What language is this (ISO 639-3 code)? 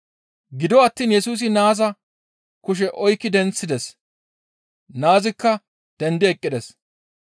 gmv